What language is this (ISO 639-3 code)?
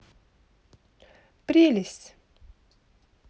rus